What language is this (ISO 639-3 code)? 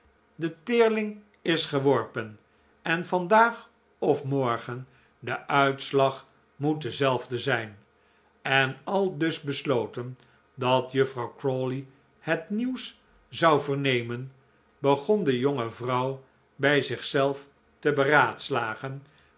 nld